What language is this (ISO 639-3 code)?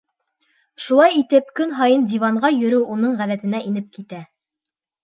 bak